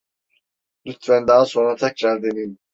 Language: Turkish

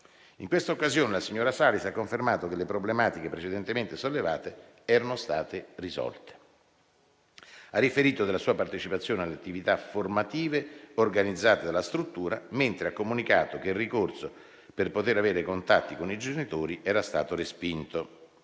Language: Italian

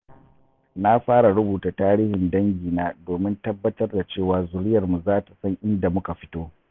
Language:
Hausa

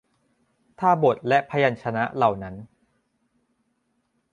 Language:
Thai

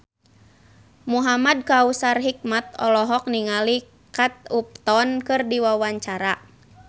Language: Sundanese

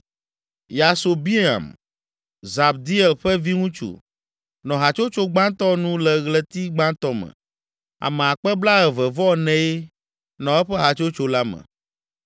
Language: Ewe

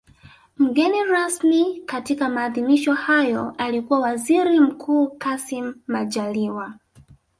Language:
Swahili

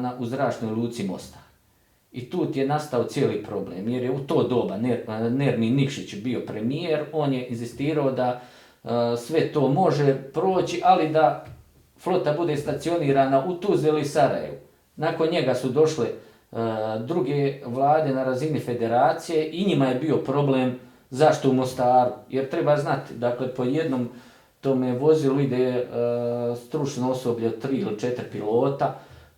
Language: Croatian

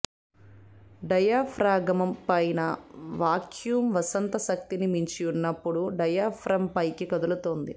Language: Telugu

